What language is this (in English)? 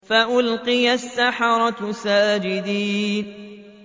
Arabic